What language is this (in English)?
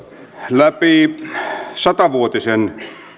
Finnish